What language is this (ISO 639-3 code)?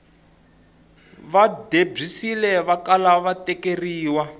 tso